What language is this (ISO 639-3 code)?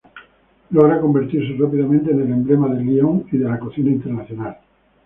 spa